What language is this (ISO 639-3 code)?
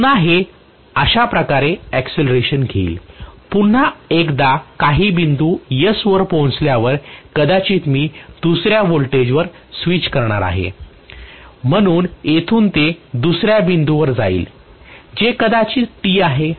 mar